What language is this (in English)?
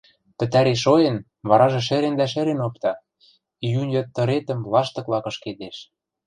Western Mari